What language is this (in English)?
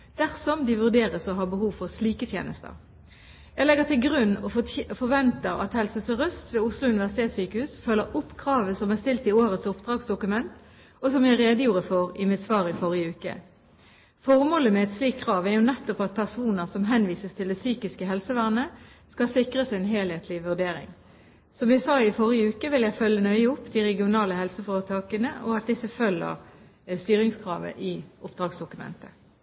Norwegian Bokmål